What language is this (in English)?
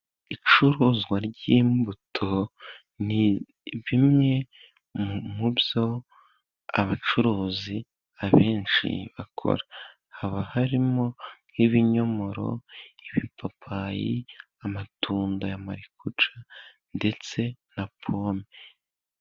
Kinyarwanda